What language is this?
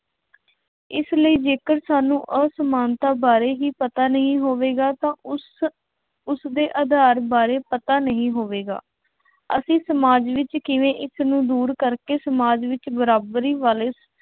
Punjabi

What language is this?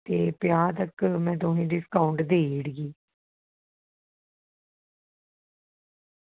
Dogri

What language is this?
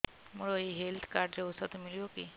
Odia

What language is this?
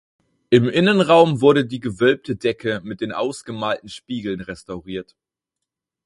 German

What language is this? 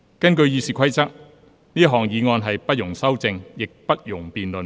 Cantonese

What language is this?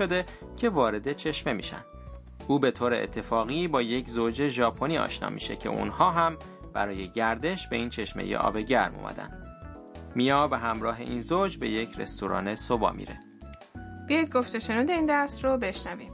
Persian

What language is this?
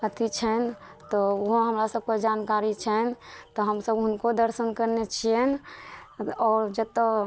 Maithili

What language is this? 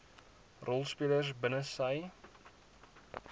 Afrikaans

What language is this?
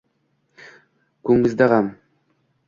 Uzbek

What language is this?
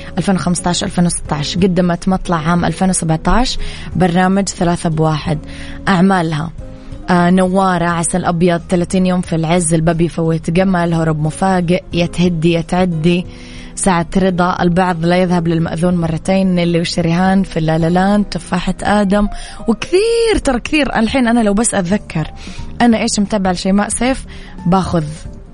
Arabic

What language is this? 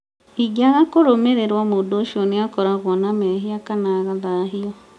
Kikuyu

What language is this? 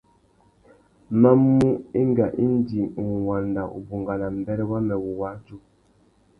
Tuki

